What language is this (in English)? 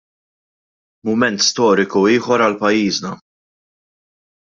Maltese